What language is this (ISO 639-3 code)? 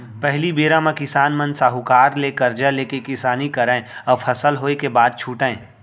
hne